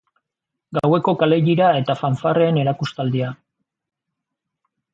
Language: Basque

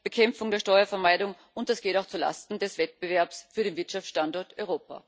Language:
German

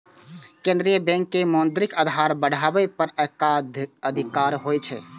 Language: Maithili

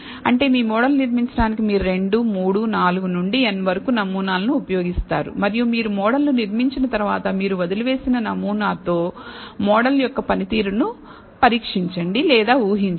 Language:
Telugu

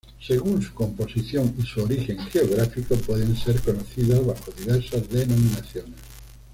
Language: Spanish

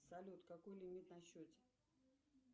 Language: Russian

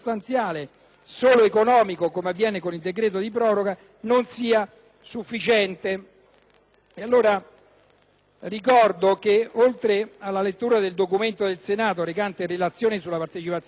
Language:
Italian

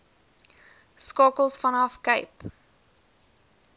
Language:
Afrikaans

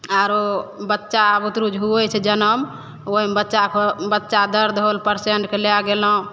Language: Maithili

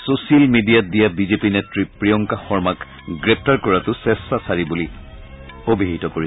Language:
Assamese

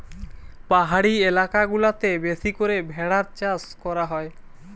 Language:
Bangla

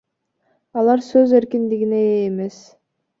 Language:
Kyrgyz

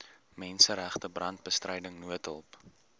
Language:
Afrikaans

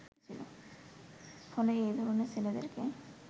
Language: Bangla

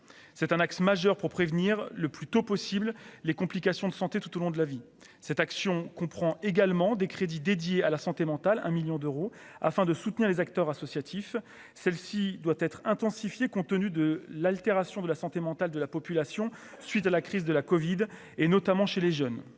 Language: French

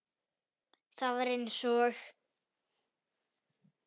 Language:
Icelandic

